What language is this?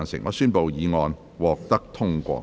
Cantonese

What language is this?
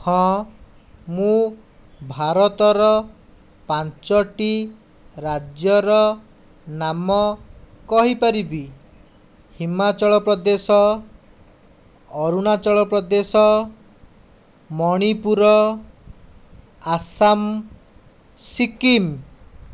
Odia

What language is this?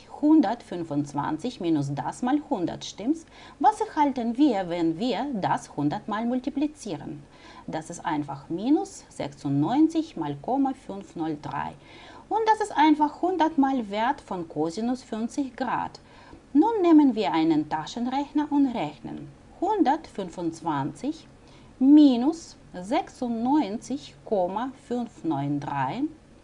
German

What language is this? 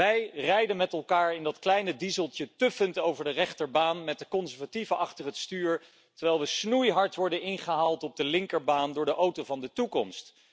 Dutch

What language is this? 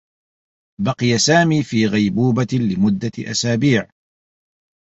Arabic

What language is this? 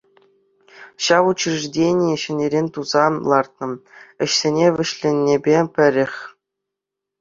Chuvash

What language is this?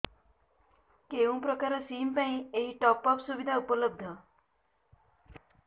Odia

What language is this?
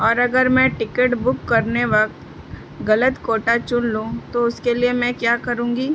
Urdu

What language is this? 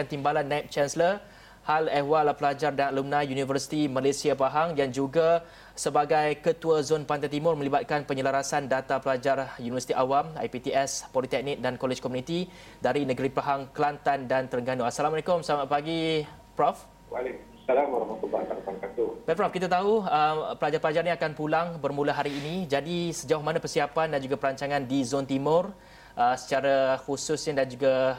Malay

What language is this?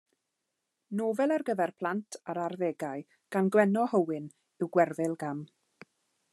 Welsh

